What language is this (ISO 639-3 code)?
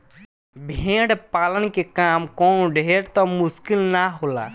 bho